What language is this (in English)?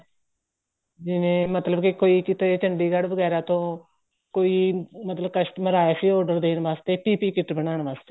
Punjabi